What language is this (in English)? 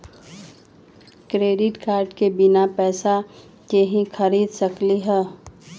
Magahi